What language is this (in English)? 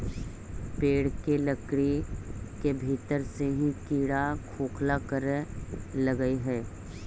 Magahi